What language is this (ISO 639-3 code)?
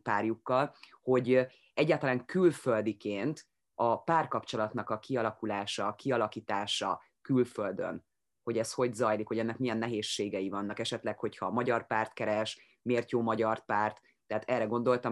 hun